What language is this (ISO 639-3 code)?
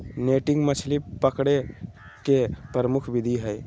mag